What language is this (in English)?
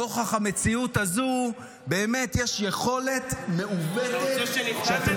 Hebrew